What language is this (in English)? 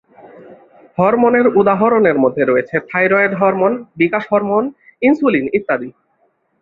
Bangla